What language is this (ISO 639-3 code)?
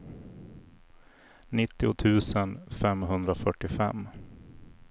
swe